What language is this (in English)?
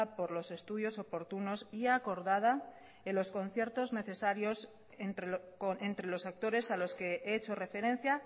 Spanish